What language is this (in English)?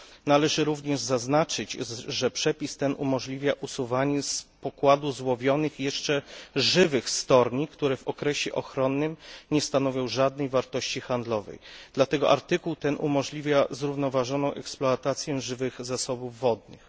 Polish